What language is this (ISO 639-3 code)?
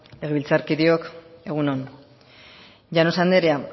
eus